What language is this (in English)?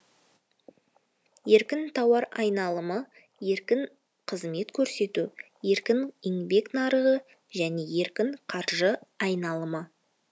Kazakh